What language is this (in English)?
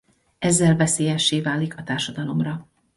Hungarian